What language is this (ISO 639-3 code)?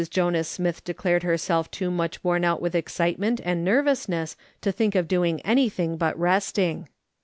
eng